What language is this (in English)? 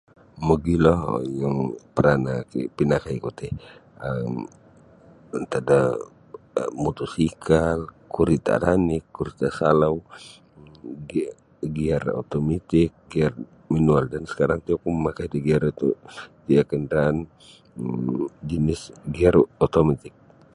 Sabah Bisaya